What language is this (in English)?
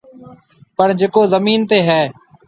Marwari (Pakistan)